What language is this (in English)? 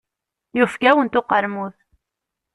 Kabyle